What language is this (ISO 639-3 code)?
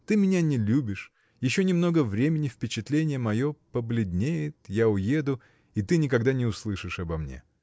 rus